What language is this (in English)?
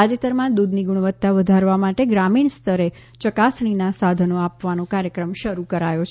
Gujarati